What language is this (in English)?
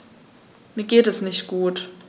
German